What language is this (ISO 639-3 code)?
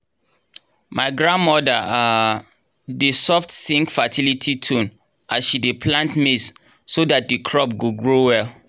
pcm